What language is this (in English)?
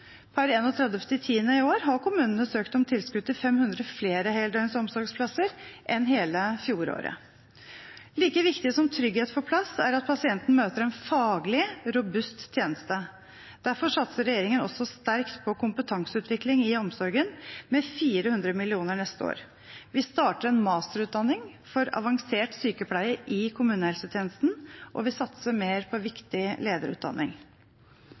Norwegian Bokmål